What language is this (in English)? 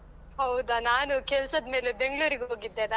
Kannada